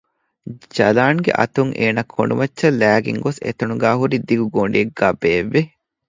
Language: Divehi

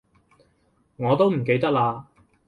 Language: Cantonese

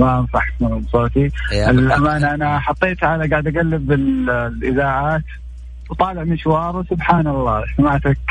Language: Arabic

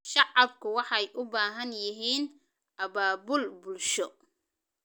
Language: Somali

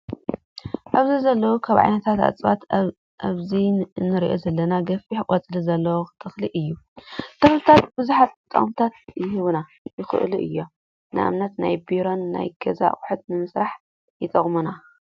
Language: Tigrinya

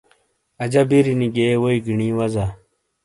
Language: Shina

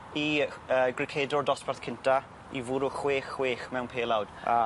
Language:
Welsh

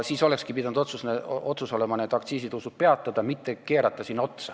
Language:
Estonian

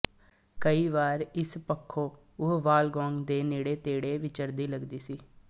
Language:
Punjabi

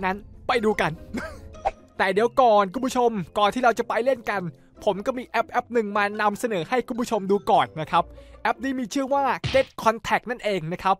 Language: Thai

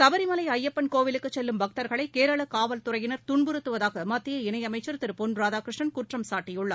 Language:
Tamil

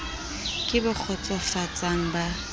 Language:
Southern Sotho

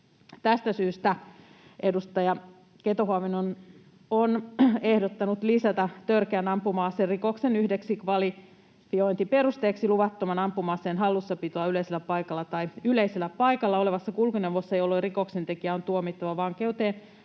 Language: Finnish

